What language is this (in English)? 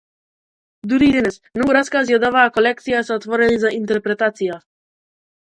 Macedonian